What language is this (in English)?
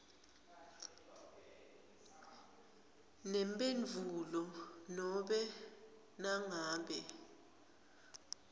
Swati